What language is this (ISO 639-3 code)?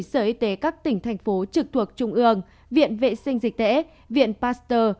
vie